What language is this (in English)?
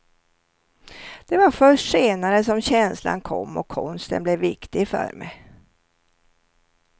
Swedish